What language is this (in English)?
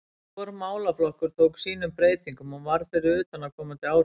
Icelandic